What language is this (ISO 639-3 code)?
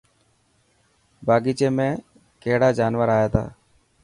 mki